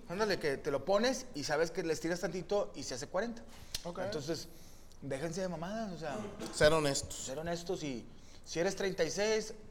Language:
Spanish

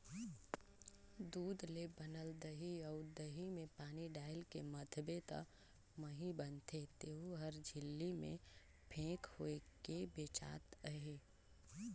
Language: Chhattisgarhi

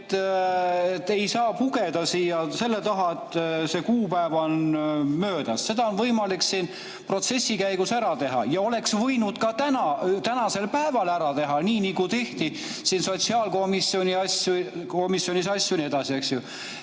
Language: Estonian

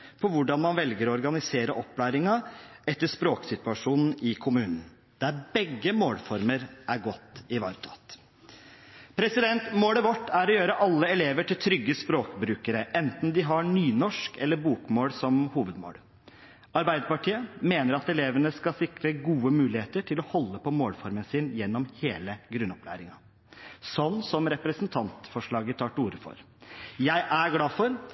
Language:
Norwegian Bokmål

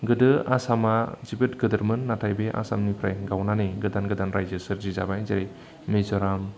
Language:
Bodo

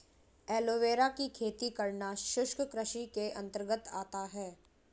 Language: Hindi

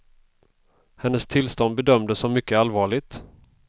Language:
Swedish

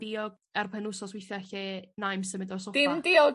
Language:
Welsh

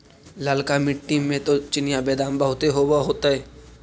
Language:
Magahi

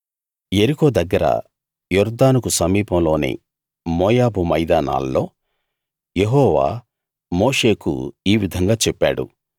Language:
Telugu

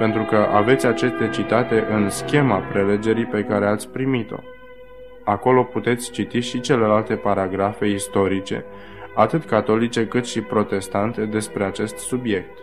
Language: Romanian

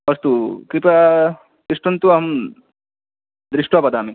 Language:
Sanskrit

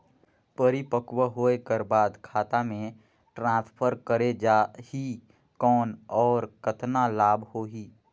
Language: Chhattisgarhi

